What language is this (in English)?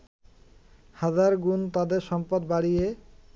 Bangla